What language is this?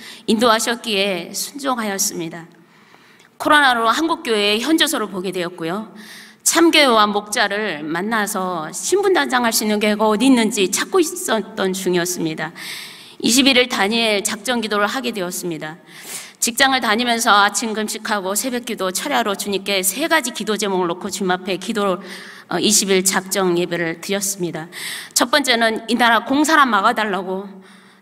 Korean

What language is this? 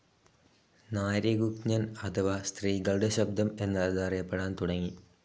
Malayalam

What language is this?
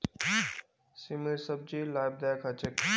Magahi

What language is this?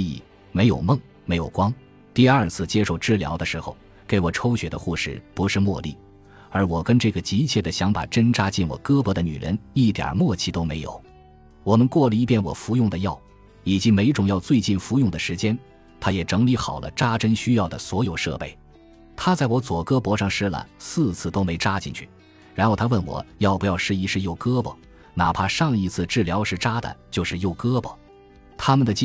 Chinese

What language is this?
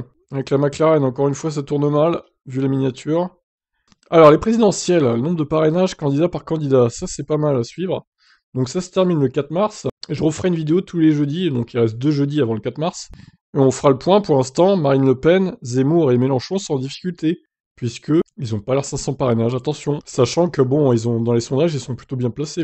French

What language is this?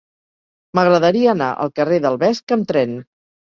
Catalan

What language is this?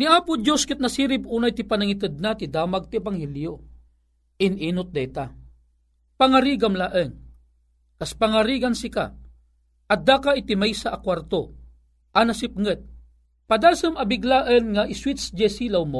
Filipino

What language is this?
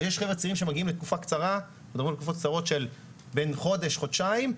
Hebrew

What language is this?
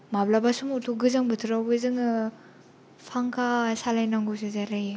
Bodo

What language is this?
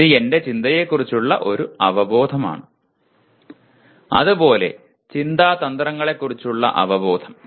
Malayalam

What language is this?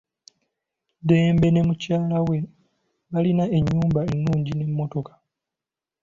Ganda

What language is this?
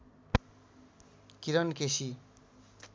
Nepali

